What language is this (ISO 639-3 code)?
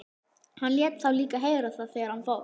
isl